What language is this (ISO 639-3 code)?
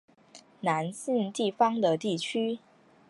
zho